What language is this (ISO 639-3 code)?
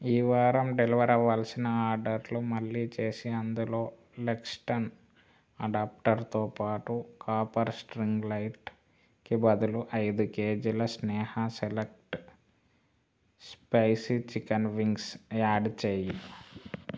tel